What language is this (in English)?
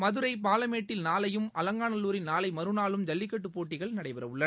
Tamil